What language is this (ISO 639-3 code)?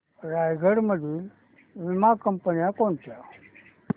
mar